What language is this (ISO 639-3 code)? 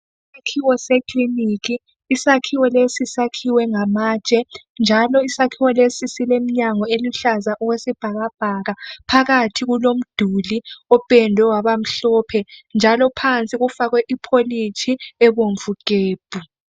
nde